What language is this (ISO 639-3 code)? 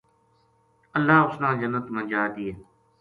gju